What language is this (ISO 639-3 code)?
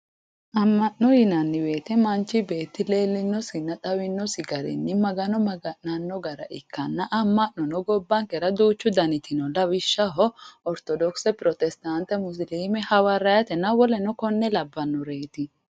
sid